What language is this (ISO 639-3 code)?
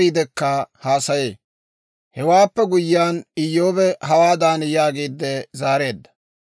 dwr